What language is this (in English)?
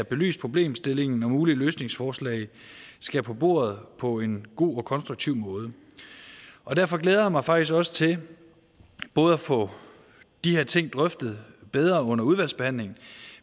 Danish